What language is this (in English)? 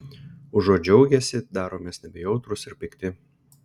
Lithuanian